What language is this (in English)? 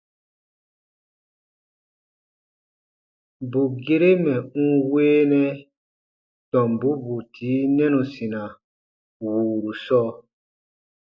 Baatonum